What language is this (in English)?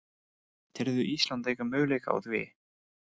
Icelandic